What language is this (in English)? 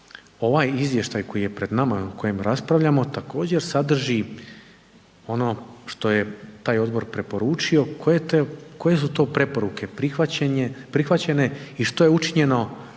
Croatian